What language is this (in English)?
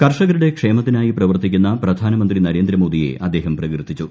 Malayalam